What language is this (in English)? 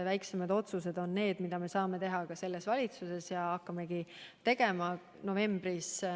Estonian